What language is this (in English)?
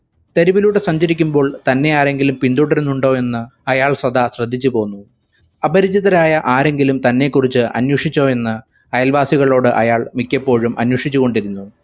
Malayalam